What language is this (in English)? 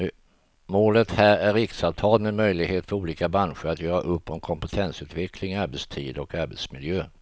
Swedish